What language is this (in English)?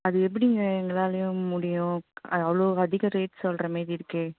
Tamil